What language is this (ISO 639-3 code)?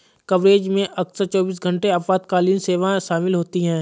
hin